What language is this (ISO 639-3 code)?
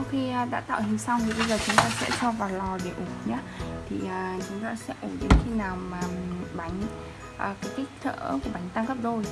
vie